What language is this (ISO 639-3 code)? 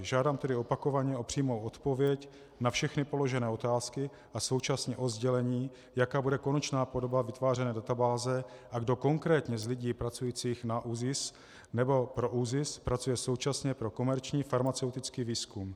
ces